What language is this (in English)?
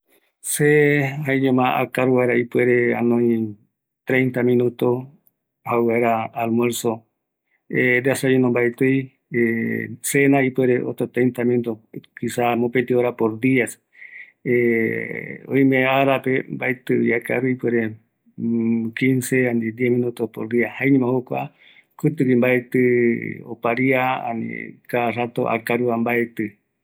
Eastern Bolivian Guaraní